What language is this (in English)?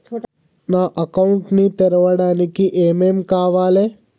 Telugu